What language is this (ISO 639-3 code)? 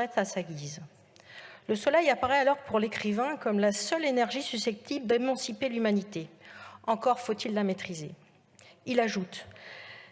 fra